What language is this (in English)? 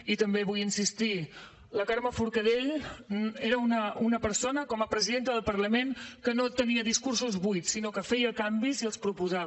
Catalan